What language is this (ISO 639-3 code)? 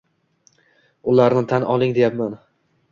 uzb